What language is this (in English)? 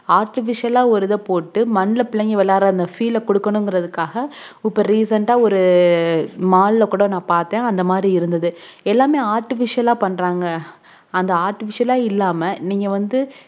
Tamil